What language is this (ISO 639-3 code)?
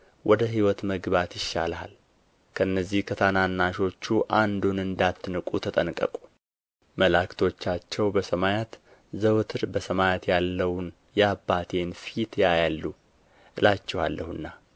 amh